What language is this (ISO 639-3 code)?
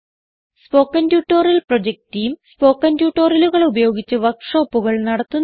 mal